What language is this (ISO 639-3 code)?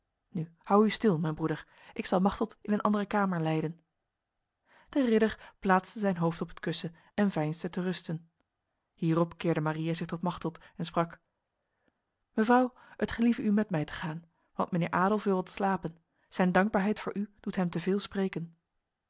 nld